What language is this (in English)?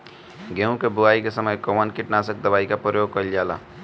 Bhojpuri